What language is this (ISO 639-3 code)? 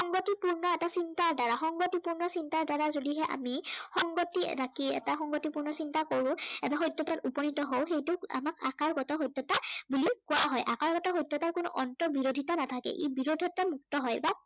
asm